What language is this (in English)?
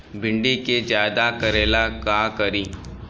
Bhojpuri